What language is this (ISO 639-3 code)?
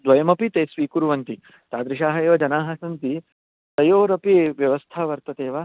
san